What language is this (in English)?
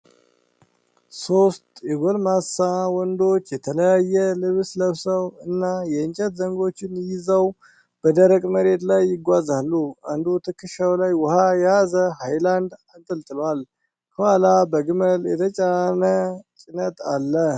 Amharic